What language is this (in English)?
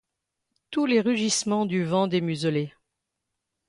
French